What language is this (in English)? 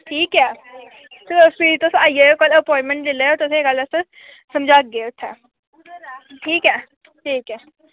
Dogri